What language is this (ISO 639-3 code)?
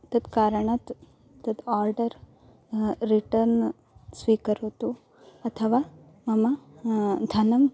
san